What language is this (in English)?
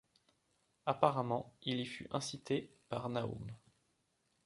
French